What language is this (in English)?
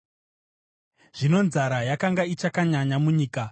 Shona